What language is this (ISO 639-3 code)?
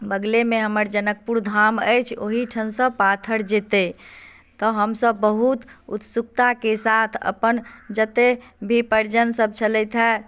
mai